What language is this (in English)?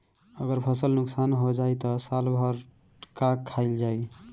Bhojpuri